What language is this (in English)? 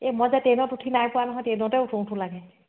Assamese